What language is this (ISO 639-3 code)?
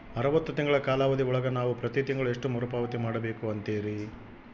kan